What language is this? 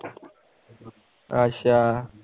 Punjabi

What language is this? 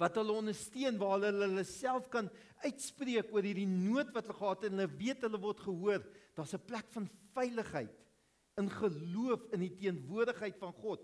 Dutch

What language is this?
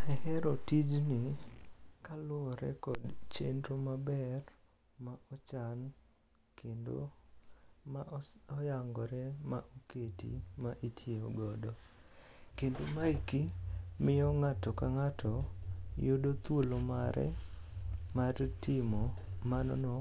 Luo (Kenya and Tanzania)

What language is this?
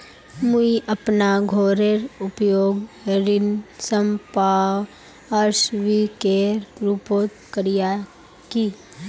Magahi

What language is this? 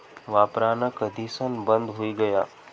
Marathi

